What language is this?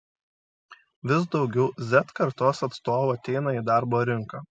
Lithuanian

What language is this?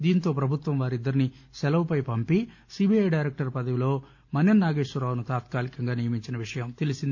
Telugu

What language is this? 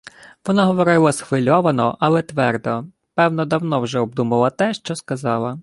Ukrainian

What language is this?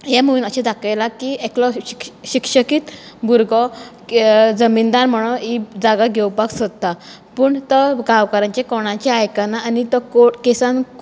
Konkani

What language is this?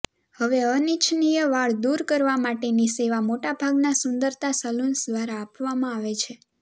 Gujarati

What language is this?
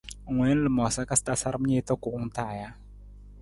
Nawdm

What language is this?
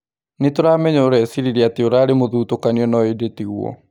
Kikuyu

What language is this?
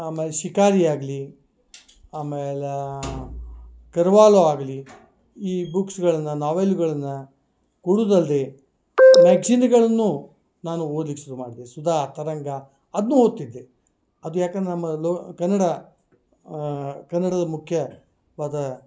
Kannada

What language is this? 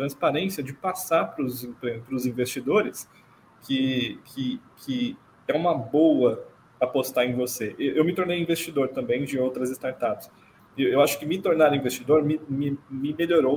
Portuguese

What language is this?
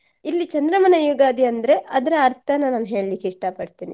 Kannada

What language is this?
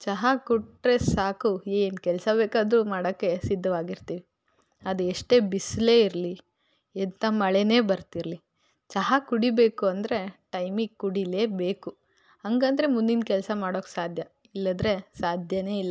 Kannada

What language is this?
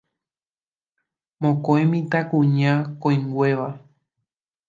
Guarani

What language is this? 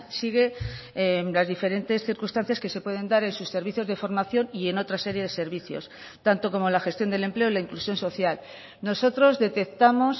Spanish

